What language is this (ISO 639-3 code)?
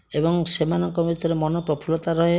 ori